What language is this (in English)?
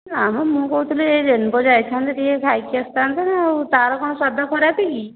Odia